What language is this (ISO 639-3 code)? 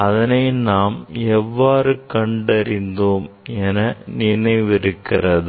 tam